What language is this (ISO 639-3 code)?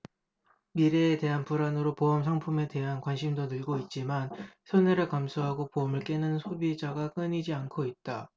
kor